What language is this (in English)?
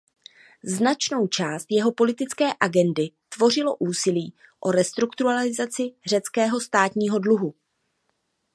Czech